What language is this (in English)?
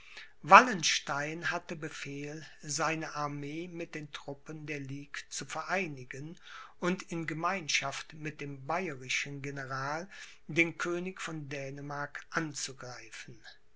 German